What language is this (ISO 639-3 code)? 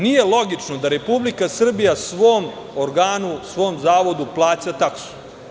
srp